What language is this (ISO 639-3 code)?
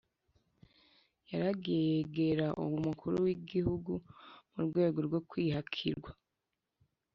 kin